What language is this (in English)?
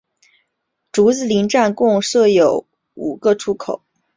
Chinese